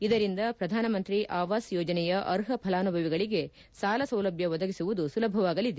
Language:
Kannada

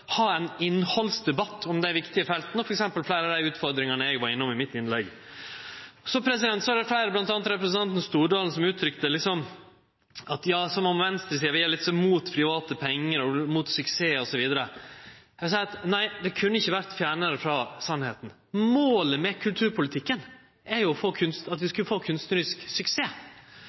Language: Norwegian Nynorsk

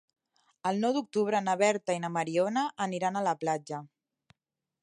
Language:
Catalan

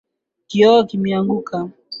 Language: Swahili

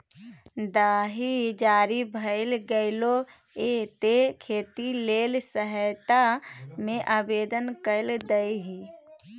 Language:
Maithili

